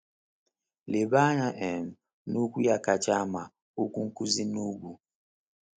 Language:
Igbo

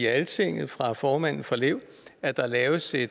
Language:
Danish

